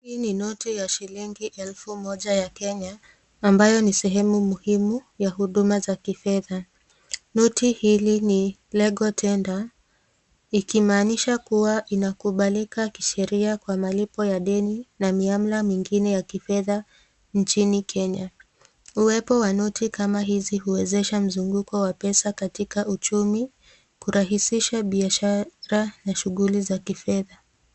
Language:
Swahili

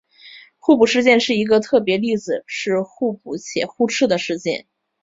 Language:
Chinese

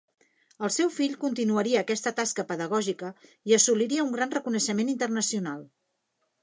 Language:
Catalan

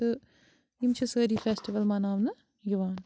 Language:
Kashmiri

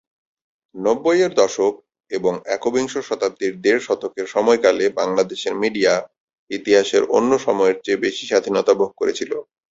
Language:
Bangla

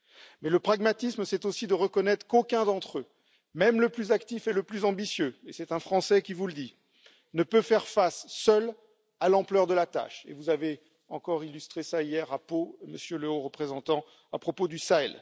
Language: French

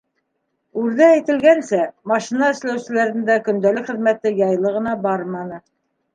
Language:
Bashkir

